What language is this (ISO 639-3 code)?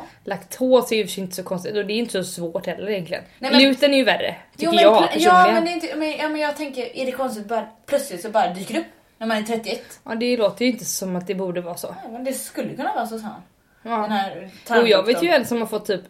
swe